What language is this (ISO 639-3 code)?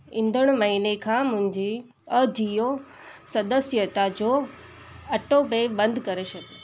snd